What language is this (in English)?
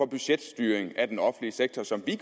Danish